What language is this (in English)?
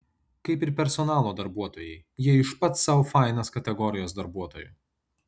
Lithuanian